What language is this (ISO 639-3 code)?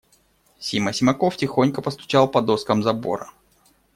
rus